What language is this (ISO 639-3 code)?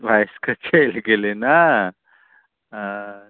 mai